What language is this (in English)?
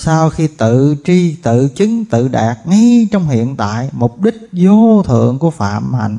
Vietnamese